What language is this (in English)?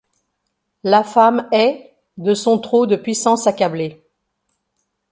French